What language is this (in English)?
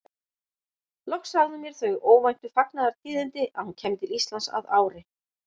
Icelandic